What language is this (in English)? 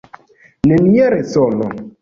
Esperanto